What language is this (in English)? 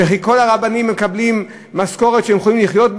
Hebrew